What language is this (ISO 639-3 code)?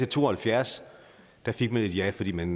dan